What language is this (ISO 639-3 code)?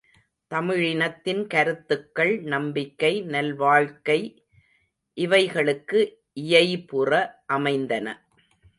tam